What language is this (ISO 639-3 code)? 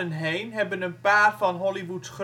nld